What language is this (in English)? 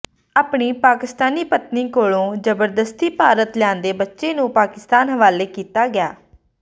Punjabi